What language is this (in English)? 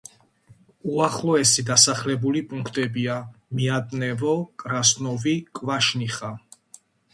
Georgian